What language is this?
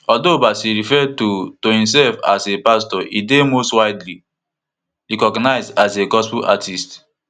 Nigerian Pidgin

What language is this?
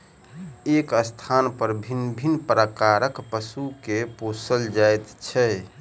Maithili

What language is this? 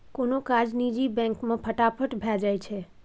Maithili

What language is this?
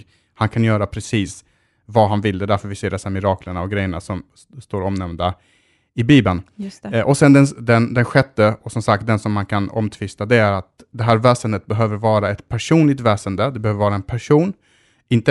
Swedish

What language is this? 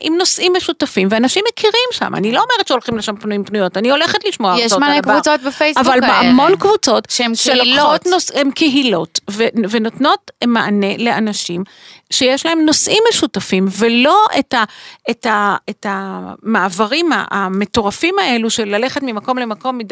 Hebrew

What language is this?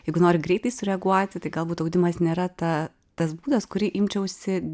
Lithuanian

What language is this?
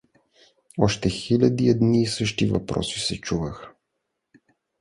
Bulgarian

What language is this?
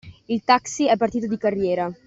Italian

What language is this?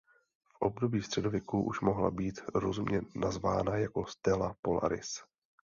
Czech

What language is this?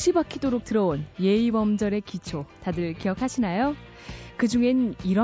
Korean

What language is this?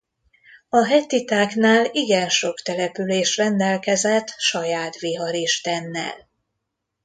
Hungarian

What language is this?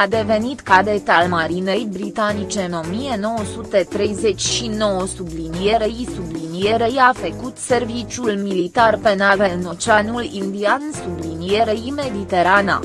Romanian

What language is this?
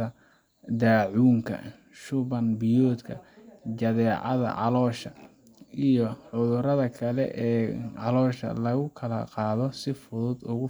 Somali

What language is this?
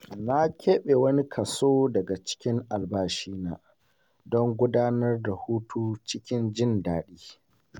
Hausa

